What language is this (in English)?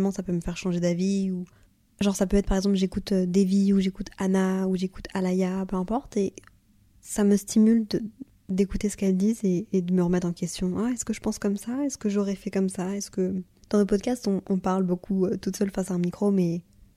French